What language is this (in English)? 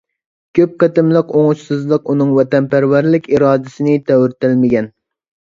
Uyghur